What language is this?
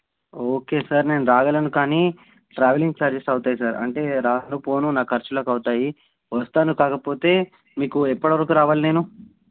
Telugu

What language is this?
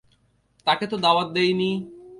Bangla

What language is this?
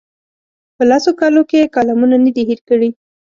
Pashto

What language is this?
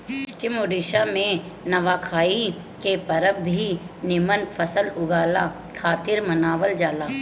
Bhojpuri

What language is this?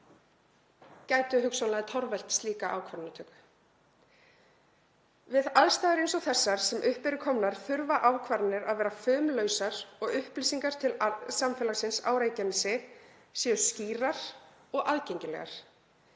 Icelandic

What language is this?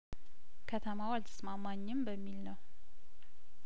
Amharic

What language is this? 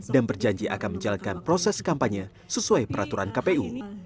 Indonesian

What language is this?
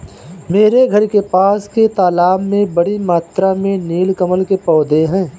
Hindi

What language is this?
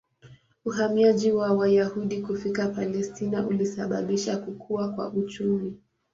Swahili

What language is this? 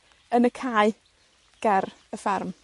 Welsh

